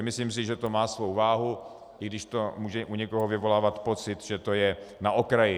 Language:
Czech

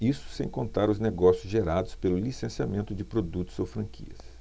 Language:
Portuguese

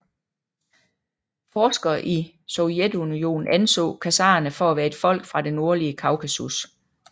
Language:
Danish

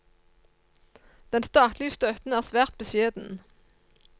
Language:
Norwegian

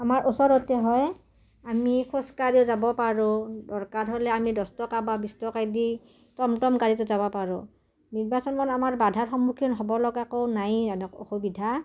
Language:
Assamese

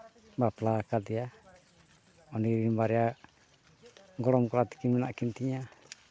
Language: Santali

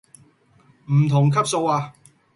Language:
Cantonese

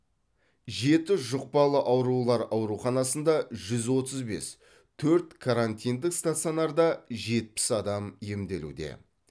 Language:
Kazakh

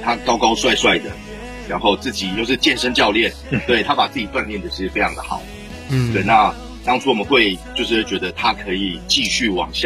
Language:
Chinese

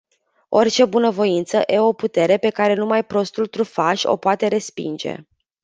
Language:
Romanian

